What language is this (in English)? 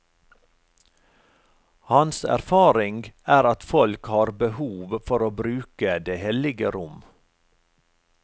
Norwegian